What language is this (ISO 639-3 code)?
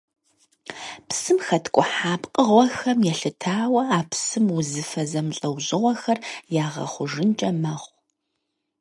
kbd